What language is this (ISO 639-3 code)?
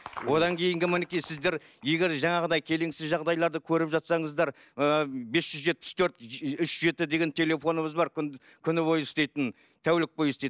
kaz